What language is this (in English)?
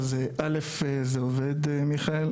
Hebrew